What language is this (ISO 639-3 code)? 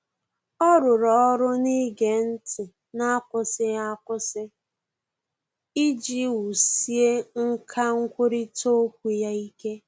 ibo